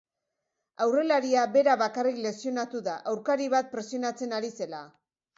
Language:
Basque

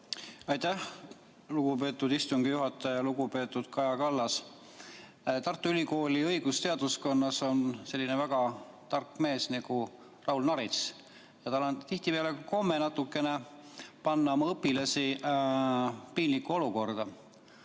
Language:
Estonian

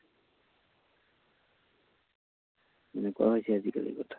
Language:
Assamese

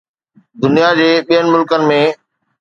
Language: Sindhi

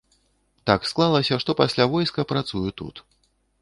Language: Belarusian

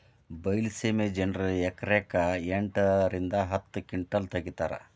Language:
Kannada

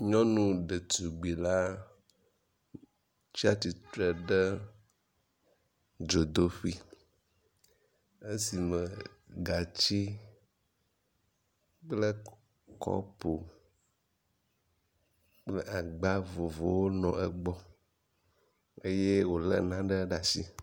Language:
Ewe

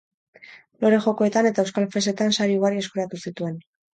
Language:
Basque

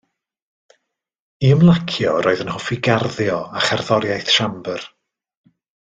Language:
Welsh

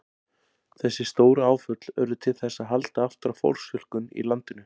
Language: Icelandic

